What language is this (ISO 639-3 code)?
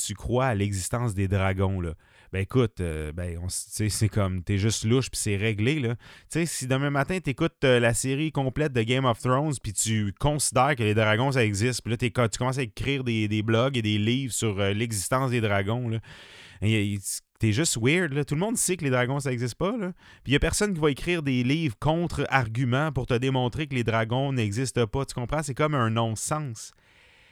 fra